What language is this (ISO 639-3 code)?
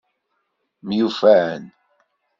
kab